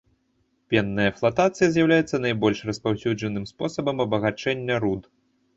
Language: Belarusian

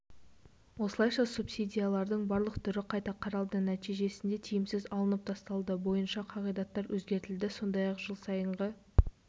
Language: Kazakh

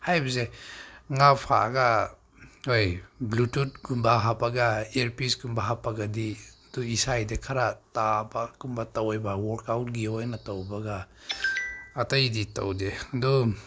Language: Manipuri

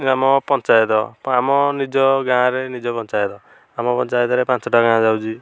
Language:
Odia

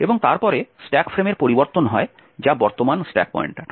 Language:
Bangla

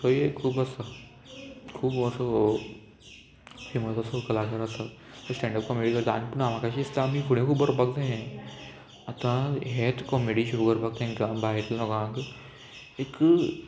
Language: Konkani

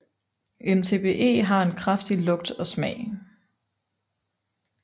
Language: Danish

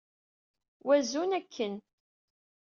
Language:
Kabyle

